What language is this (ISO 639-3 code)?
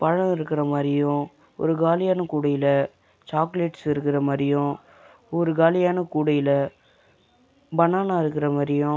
tam